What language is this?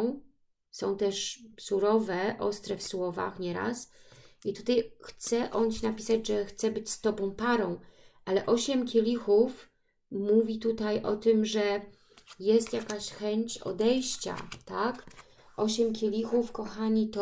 Polish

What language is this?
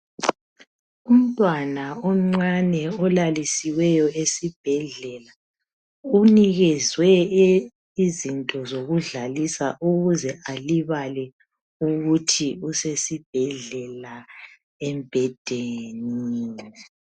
North Ndebele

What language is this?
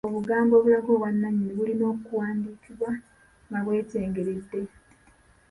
Ganda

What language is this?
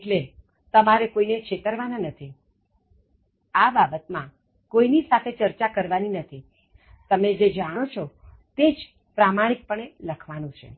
Gujarati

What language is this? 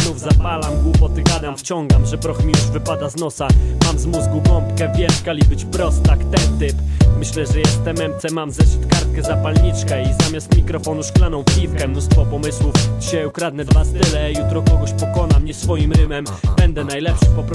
Polish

